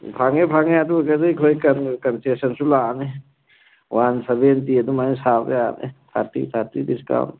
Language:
Manipuri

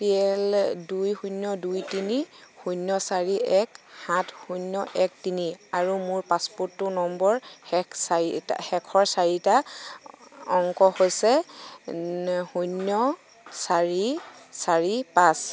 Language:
Assamese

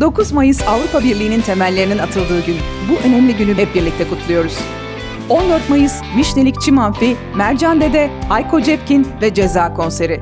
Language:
Turkish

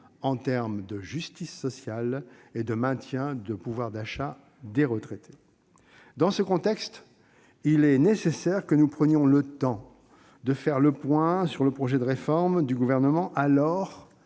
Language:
French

